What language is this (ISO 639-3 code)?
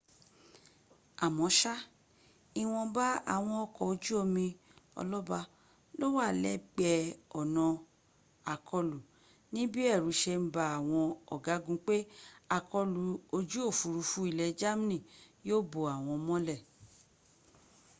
yor